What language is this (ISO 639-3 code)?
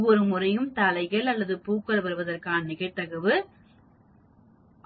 tam